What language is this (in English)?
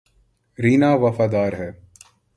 Urdu